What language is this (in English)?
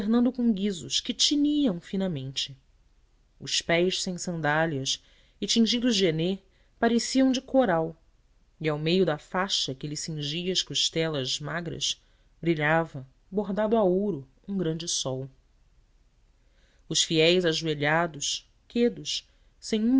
Portuguese